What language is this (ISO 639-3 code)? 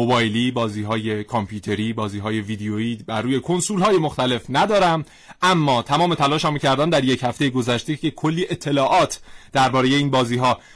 fas